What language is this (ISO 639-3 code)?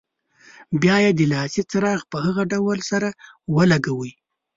pus